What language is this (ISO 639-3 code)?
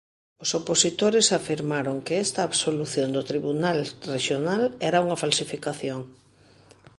glg